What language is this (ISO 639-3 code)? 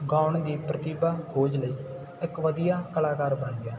pan